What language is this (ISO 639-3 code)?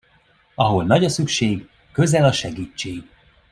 hun